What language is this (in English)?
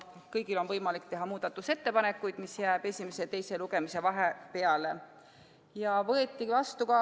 Estonian